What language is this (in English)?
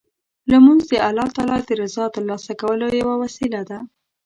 Pashto